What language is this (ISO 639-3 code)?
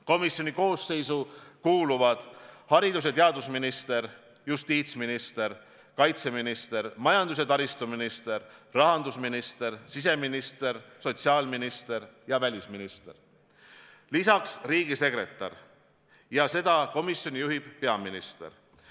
est